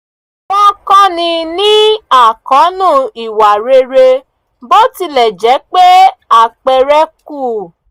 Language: Yoruba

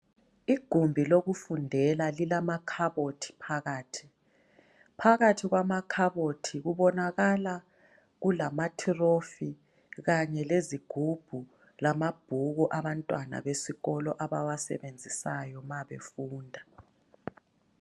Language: North Ndebele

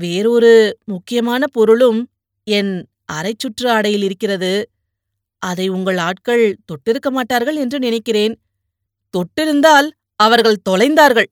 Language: Tamil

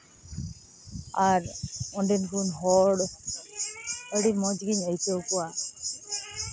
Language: Santali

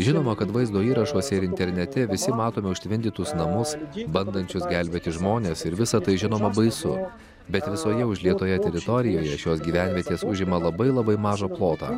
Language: Lithuanian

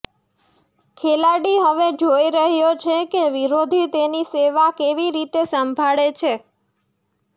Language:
Gujarati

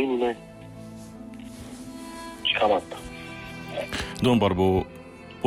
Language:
Romanian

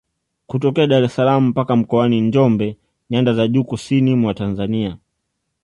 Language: Swahili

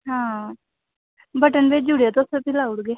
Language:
Dogri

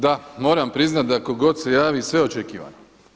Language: Croatian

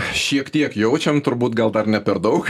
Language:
Lithuanian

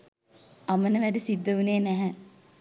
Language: Sinhala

